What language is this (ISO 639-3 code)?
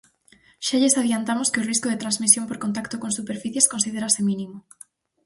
glg